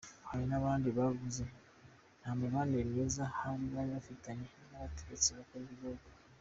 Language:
Kinyarwanda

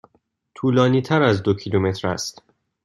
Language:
Persian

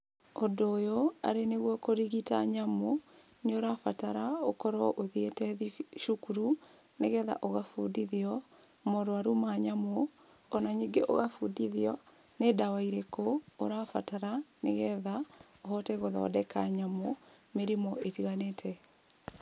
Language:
Kikuyu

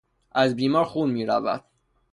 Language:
Persian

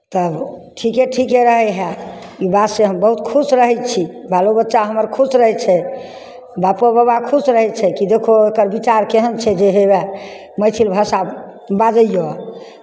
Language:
Maithili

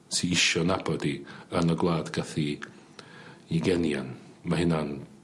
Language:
Welsh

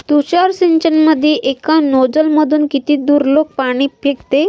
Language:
Marathi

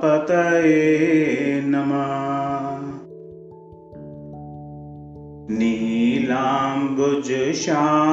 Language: Hindi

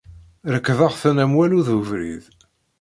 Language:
Kabyle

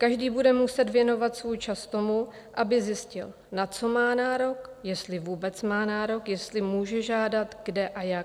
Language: Czech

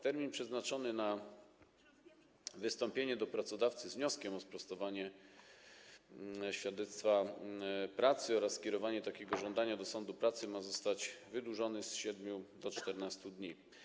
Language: Polish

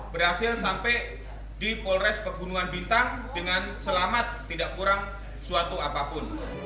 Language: Indonesian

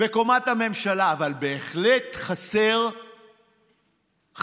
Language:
Hebrew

